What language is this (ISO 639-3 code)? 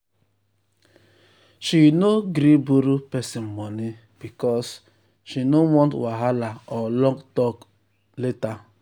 pcm